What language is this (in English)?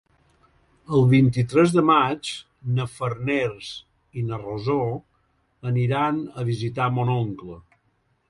Catalan